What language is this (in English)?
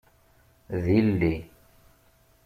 Kabyle